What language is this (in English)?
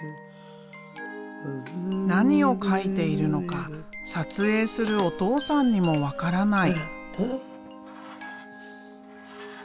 Japanese